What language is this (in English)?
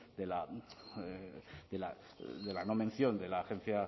Spanish